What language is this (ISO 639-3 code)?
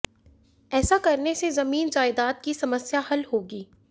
hin